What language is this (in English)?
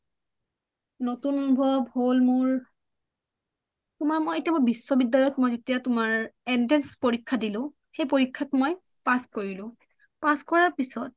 Assamese